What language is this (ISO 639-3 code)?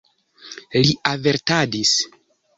epo